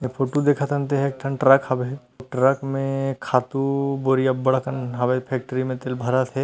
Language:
Chhattisgarhi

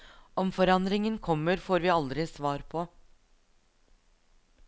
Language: Norwegian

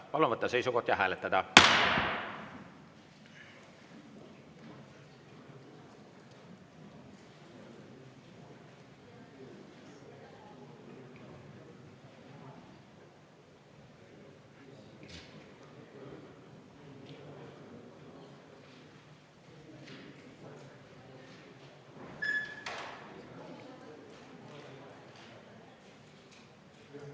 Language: Estonian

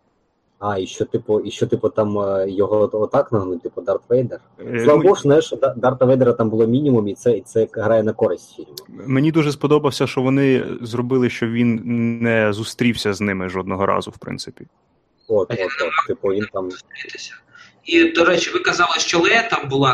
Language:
Ukrainian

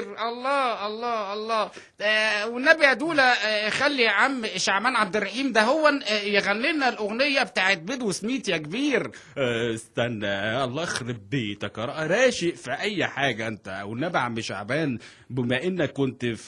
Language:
Arabic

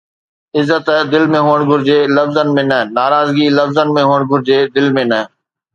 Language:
Sindhi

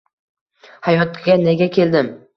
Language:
Uzbek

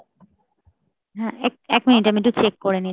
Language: Bangla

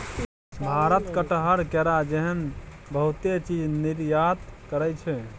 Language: Maithili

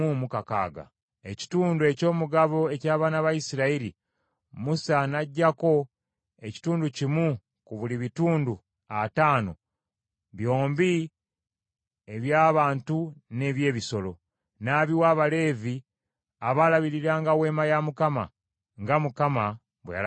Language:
Ganda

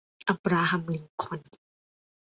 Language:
Thai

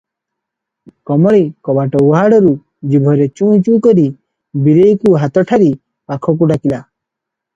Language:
Odia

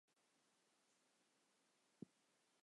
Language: Chinese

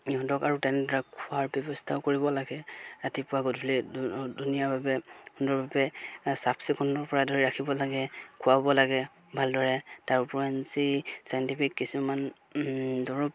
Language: Assamese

